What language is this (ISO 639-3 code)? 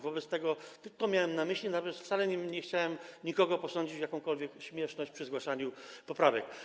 pol